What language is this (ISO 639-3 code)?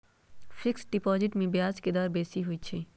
mag